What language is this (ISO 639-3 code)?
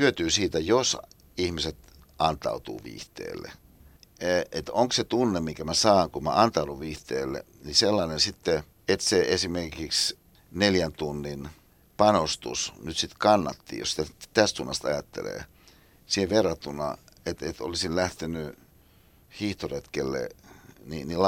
fin